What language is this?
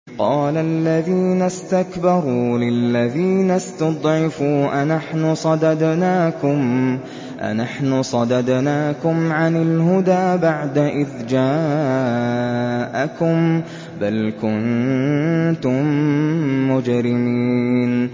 Arabic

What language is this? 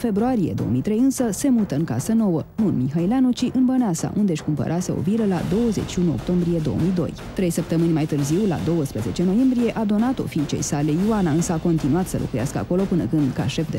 Romanian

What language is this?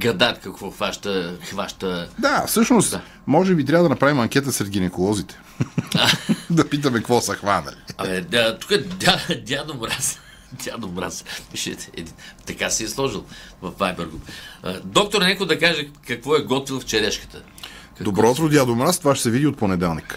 Bulgarian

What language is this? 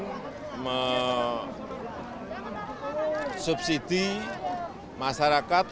Indonesian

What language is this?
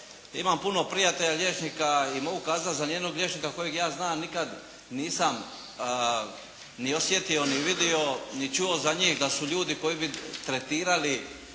Croatian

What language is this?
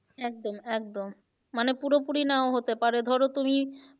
Bangla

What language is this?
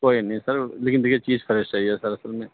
Urdu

